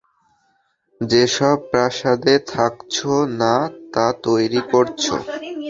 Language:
Bangla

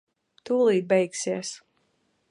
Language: Latvian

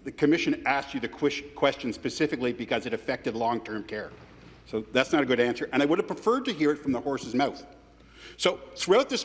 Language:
English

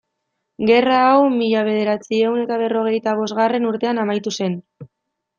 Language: Basque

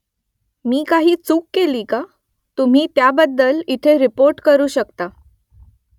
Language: Marathi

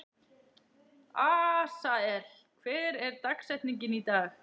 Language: Icelandic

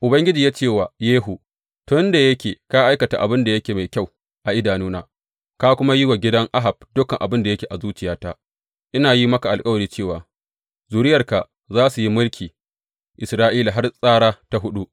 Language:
Hausa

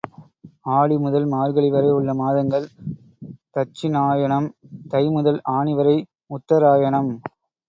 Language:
Tamil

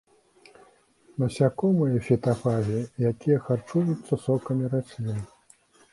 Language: Belarusian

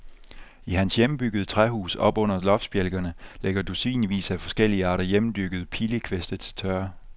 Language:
Danish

